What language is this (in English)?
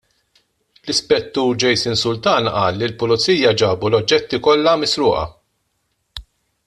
Maltese